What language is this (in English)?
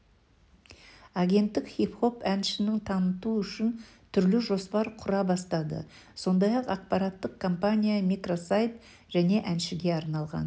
Kazakh